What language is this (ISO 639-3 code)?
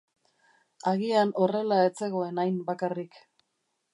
eus